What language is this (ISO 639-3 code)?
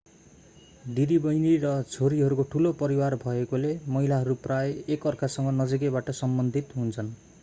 nep